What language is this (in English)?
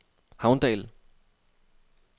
Danish